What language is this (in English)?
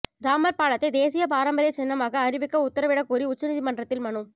Tamil